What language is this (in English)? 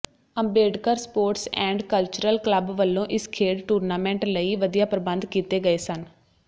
Punjabi